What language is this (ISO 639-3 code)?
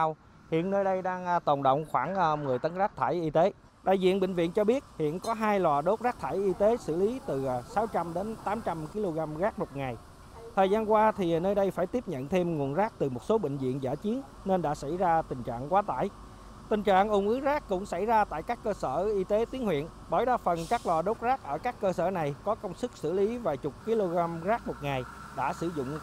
vie